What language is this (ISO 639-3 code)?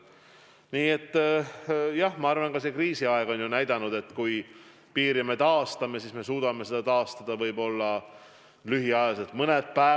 est